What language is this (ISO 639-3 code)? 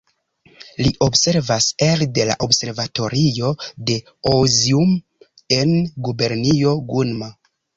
epo